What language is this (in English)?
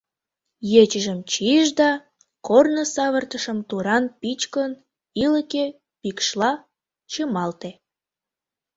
Mari